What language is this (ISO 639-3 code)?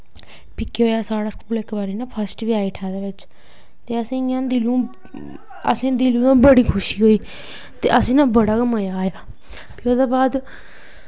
doi